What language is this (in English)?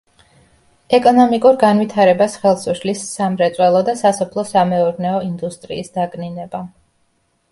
Georgian